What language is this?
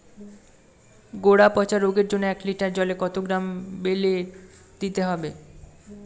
Bangla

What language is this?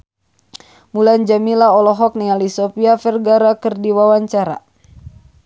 Sundanese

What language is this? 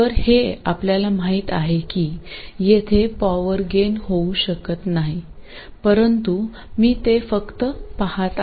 Marathi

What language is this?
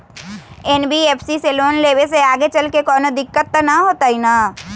Magahi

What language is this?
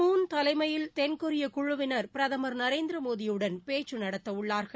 Tamil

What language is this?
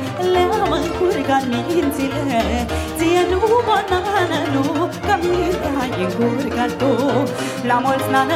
Romanian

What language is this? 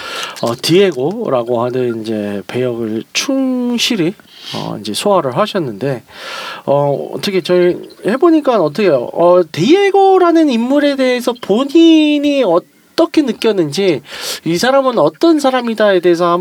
Korean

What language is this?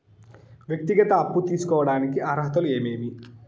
Telugu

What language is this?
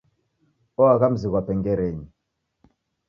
Taita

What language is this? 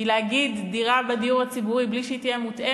Hebrew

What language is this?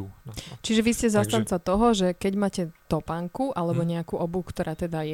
Slovak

